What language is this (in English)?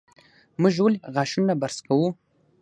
Pashto